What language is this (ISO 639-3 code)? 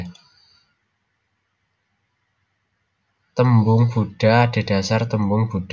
jav